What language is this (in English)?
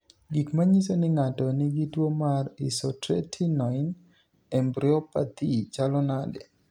Luo (Kenya and Tanzania)